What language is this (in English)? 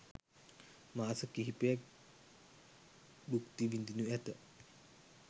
Sinhala